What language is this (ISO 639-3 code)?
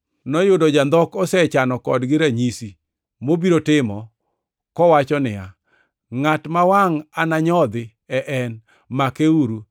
luo